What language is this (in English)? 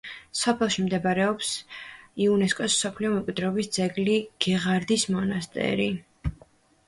Georgian